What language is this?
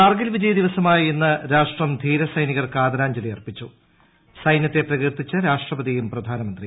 Malayalam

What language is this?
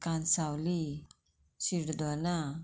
Konkani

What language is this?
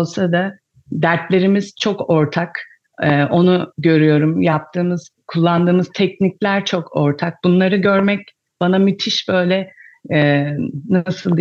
Turkish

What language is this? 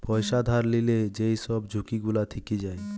Bangla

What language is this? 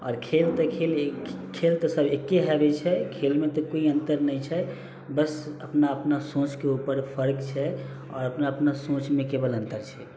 Maithili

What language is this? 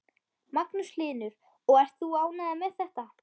Icelandic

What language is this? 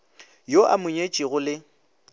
Northern Sotho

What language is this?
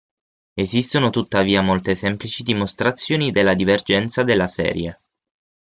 Italian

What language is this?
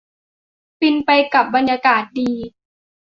Thai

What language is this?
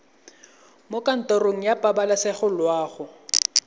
Tswana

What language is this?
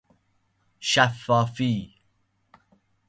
Persian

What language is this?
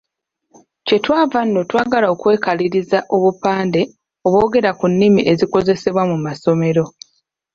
Ganda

